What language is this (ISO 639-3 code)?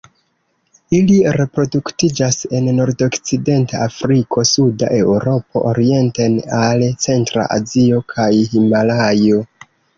epo